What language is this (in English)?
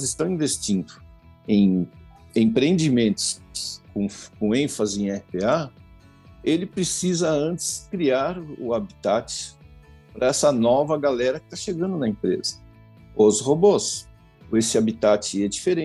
Portuguese